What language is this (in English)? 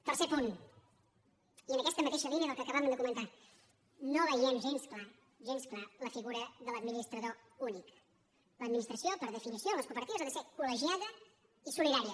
Catalan